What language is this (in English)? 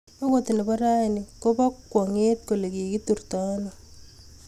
Kalenjin